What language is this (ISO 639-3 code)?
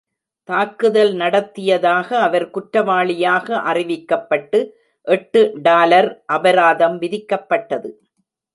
tam